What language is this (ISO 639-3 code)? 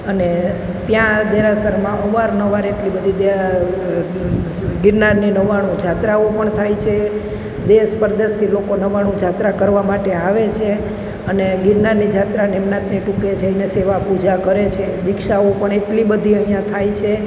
guj